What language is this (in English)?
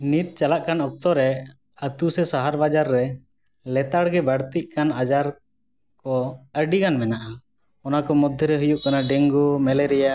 Santali